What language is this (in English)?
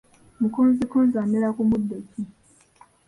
Ganda